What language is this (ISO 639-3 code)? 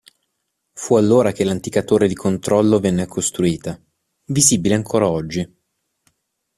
ita